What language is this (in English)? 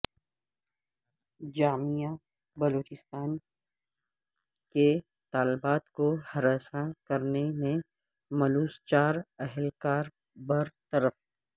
Urdu